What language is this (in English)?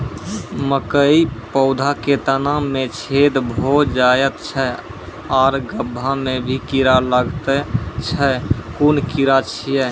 Maithili